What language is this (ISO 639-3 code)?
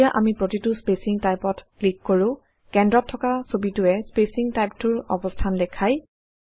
asm